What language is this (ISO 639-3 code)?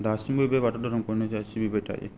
brx